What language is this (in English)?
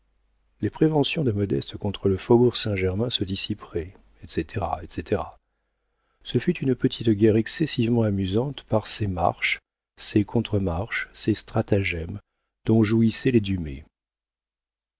French